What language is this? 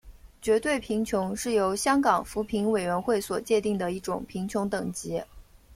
Chinese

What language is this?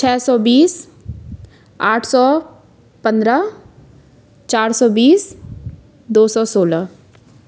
Hindi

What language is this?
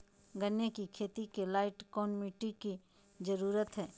Magahi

